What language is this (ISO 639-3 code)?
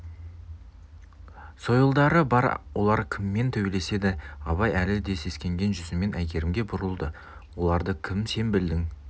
kaz